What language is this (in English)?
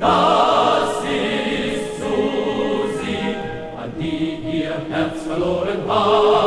Dutch